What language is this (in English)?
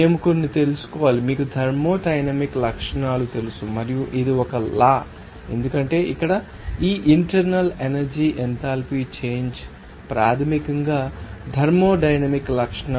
Telugu